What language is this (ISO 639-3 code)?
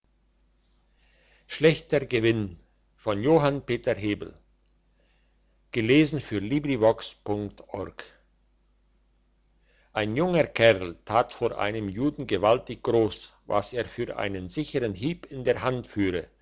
deu